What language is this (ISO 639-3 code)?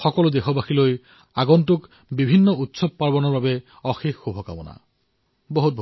asm